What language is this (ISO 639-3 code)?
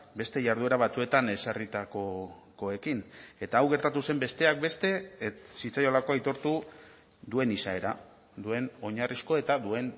eus